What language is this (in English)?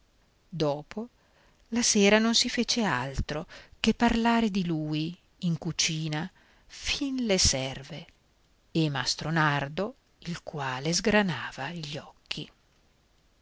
Italian